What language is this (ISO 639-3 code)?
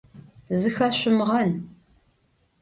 ady